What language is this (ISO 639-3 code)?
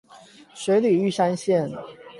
zho